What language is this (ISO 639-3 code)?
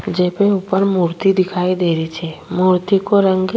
raj